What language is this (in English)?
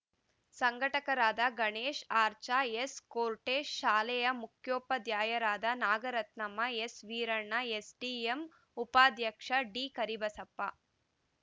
Kannada